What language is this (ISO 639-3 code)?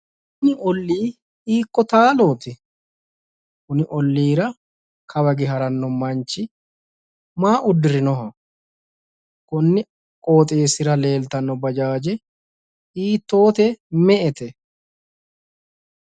sid